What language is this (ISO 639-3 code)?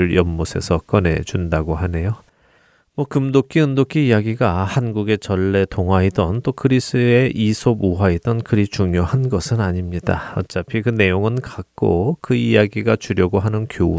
kor